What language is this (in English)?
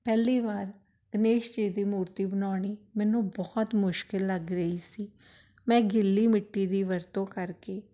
Punjabi